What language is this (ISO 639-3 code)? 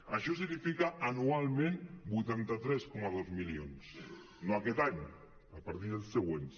cat